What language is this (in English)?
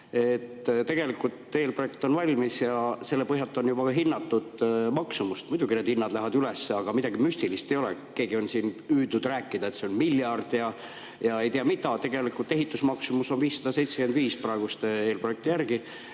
Estonian